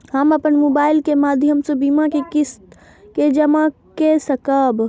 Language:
Maithili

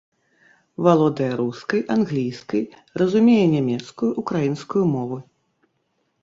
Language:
Belarusian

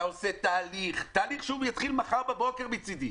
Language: Hebrew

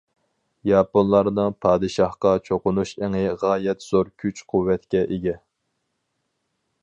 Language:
Uyghur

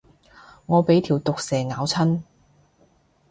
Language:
Cantonese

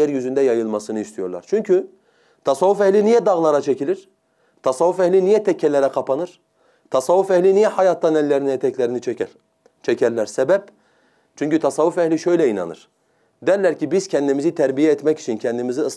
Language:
Turkish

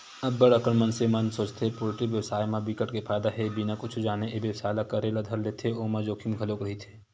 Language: Chhattisgarhi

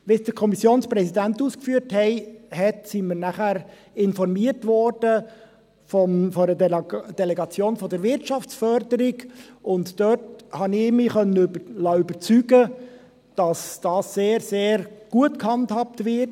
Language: Swiss German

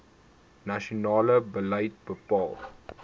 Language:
Afrikaans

